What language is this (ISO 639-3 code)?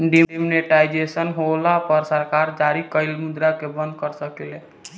bho